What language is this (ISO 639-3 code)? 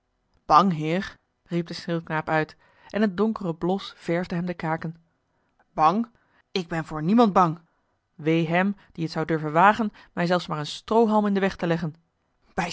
nld